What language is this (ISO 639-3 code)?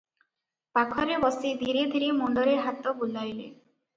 ori